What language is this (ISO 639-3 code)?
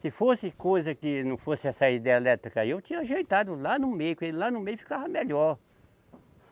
por